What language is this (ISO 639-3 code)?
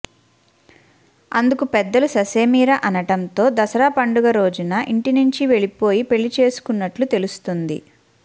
tel